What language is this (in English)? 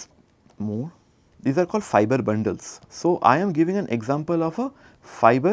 English